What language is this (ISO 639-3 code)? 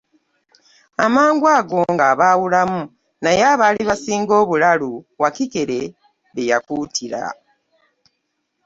lug